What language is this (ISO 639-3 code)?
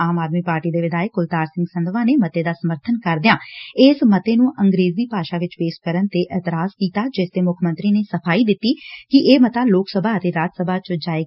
pan